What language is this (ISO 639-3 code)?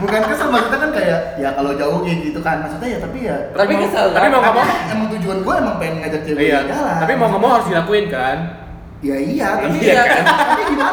ind